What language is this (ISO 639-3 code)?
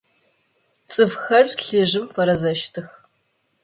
ady